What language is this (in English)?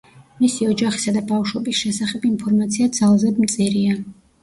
Georgian